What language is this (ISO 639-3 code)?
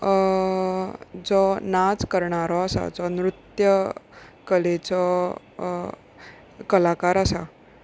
kok